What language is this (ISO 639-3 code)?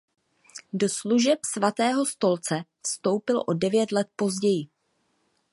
ces